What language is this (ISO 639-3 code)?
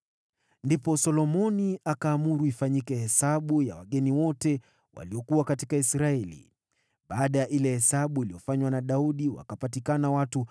swa